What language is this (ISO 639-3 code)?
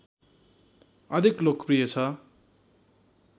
nep